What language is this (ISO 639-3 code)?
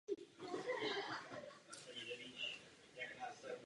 ces